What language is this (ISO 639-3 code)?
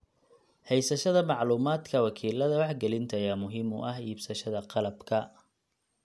som